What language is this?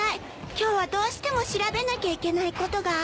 Japanese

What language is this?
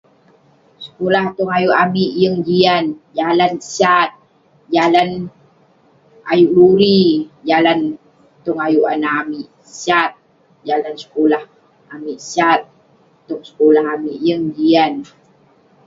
Western Penan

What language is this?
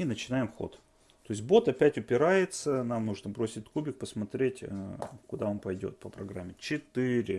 Russian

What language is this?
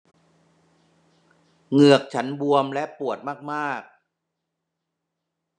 Thai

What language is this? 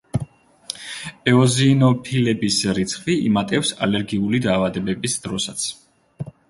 Georgian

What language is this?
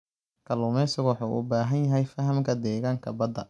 Somali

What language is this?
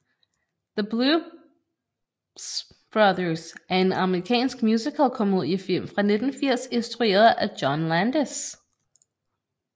Danish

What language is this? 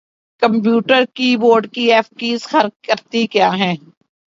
Urdu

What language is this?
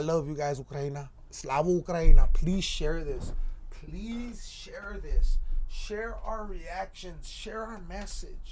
English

